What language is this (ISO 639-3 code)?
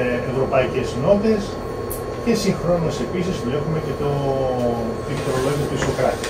ell